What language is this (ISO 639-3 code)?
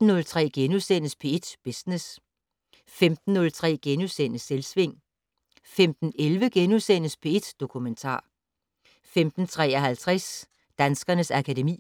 dan